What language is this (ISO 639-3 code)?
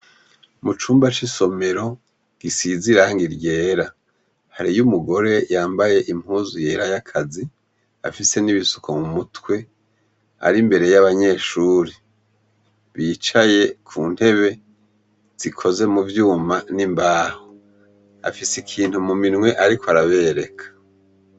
run